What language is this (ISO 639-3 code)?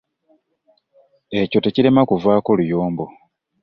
lug